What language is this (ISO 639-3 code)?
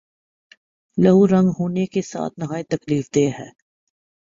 urd